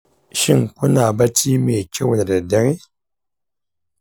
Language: Hausa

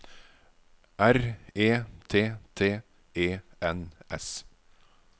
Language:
Norwegian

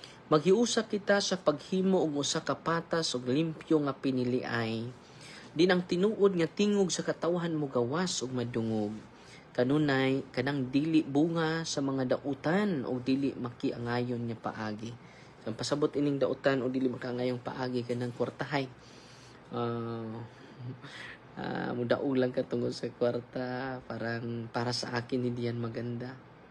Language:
Filipino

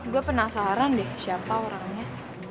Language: Indonesian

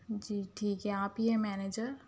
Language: Urdu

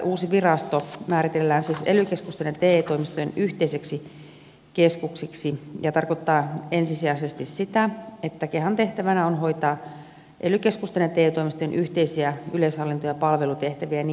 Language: Finnish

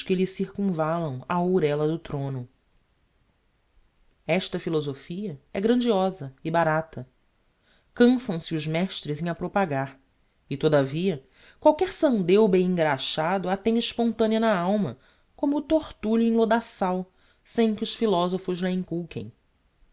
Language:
Portuguese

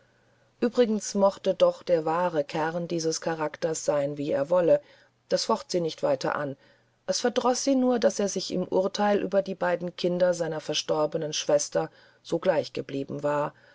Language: German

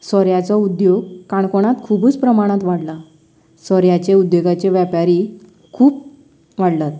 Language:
Konkani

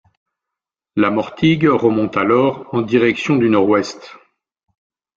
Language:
French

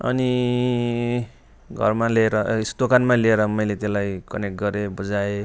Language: Nepali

